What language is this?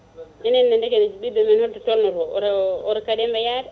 Fula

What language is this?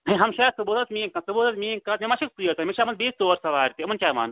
Kashmiri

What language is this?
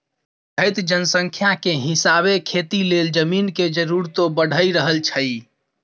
Maithili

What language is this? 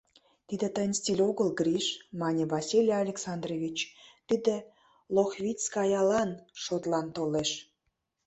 Mari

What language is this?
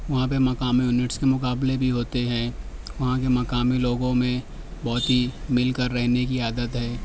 Urdu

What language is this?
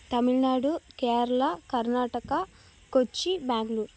Tamil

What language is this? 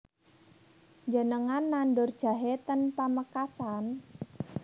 Javanese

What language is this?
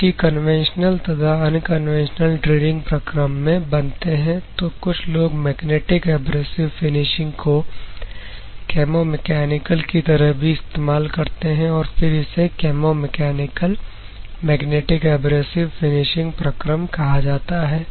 Hindi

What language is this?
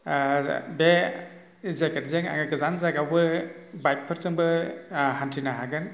Bodo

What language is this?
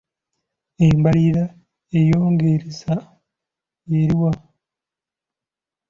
Ganda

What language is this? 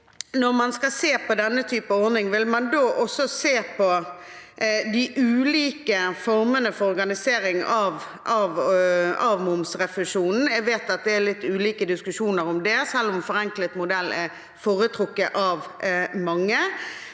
Norwegian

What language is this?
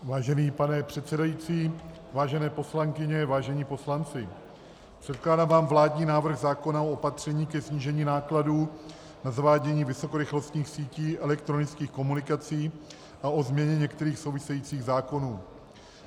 Czech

